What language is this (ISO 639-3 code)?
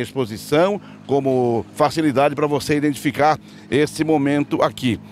por